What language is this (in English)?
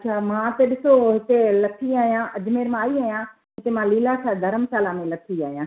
Sindhi